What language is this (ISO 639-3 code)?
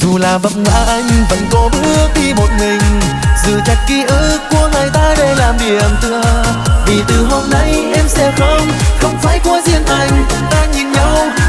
vie